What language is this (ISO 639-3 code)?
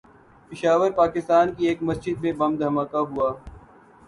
urd